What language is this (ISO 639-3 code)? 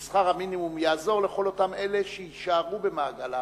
heb